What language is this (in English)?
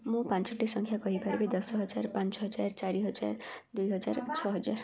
Odia